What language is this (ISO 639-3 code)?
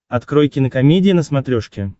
rus